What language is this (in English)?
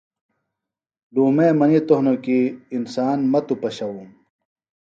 Phalura